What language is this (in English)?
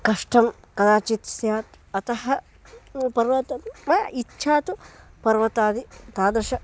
Sanskrit